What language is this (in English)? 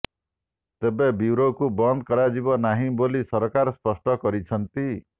Odia